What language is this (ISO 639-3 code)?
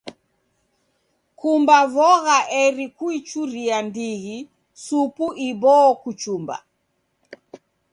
dav